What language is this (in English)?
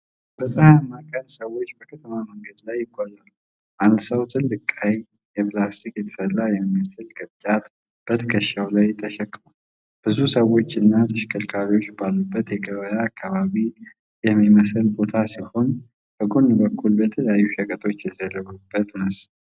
Amharic